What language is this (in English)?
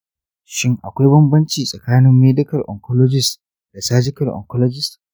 Hausa